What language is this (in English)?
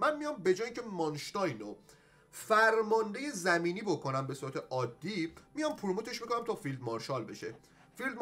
Persian